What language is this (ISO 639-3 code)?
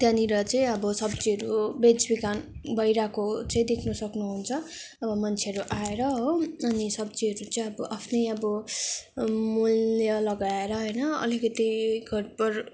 nep